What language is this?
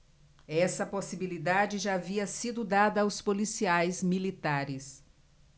Portuguese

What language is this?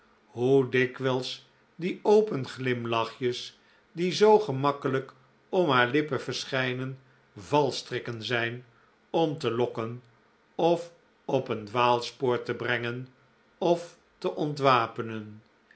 Dutch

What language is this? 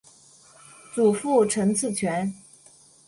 Chinese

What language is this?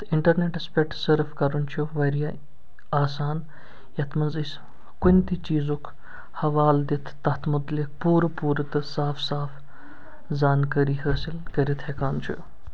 Kashmiri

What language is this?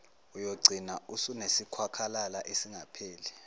Zulu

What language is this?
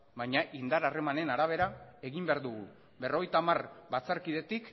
Basque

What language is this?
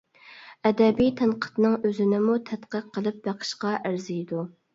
Uyghur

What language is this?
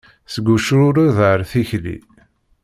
Kabyle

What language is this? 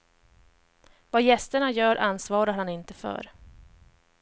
Swedish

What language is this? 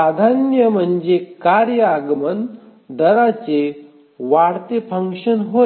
Marathi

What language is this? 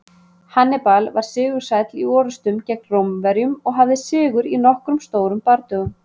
Icelandic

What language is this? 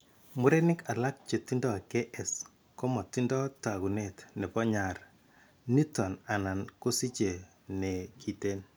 Kalenjin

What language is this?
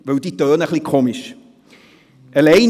Swiss German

